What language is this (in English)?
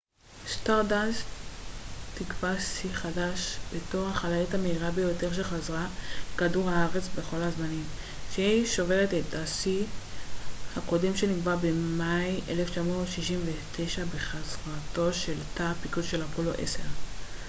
Hebrew